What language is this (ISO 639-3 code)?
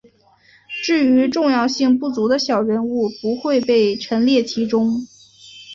zho